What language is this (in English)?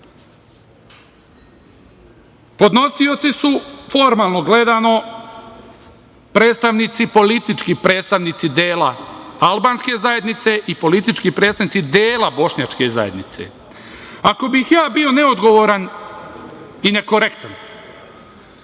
Serbian